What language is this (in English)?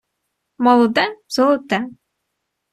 Ukrainian